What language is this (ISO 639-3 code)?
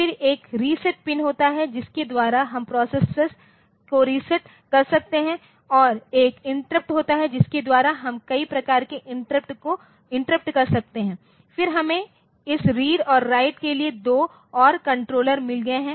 hin